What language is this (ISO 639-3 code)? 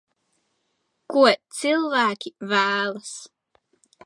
lav